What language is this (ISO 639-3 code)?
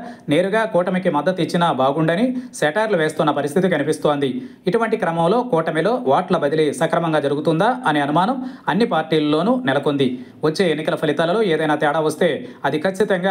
tel